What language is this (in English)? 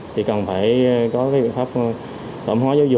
Vietnamese